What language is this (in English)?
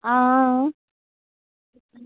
Dogri